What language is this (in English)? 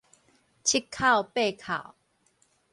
Min Nan Chinese